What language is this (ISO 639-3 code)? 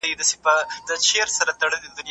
pus